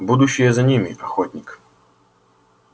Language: Russian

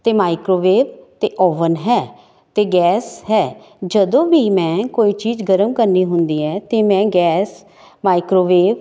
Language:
Punjabi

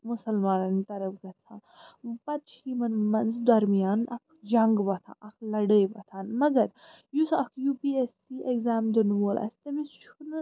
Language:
Kashmiri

